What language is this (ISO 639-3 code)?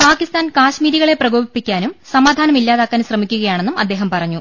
mal